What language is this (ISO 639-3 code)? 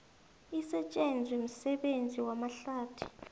nbl